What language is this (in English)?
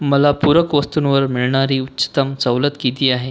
Marathi